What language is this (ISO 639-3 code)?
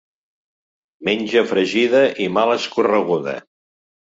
cat